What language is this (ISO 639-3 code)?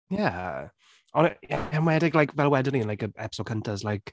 cym